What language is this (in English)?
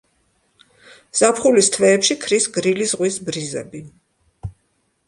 Georgian